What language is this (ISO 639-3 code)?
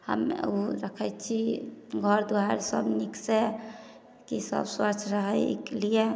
mai